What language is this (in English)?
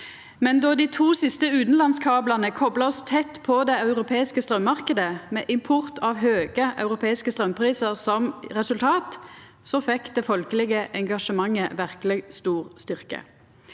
Norwegian